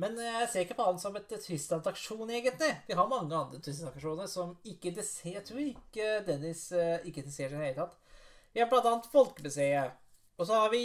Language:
Norwegian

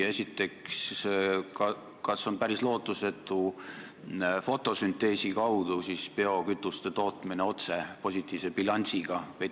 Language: Estonian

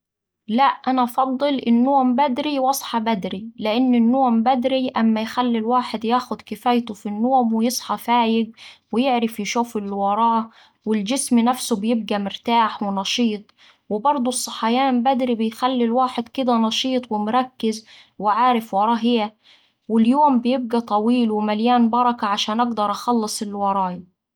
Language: Saidi Arabic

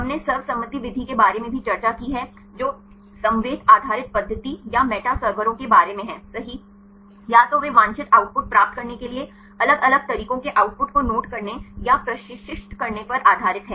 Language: Hindi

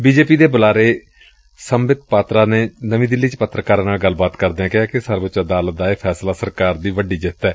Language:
Punjabi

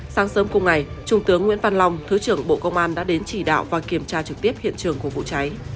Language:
Vietnamese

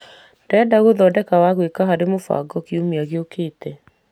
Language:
Kikuyu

